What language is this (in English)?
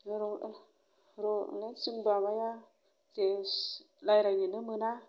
Bodo